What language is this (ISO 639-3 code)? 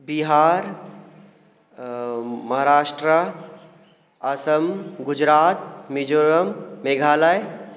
mai